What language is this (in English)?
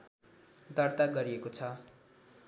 Nepali